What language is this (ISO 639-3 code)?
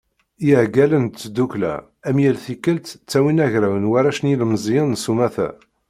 kab